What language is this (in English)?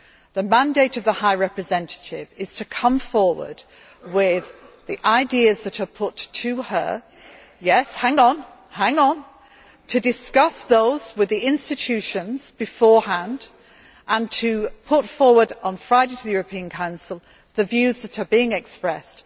English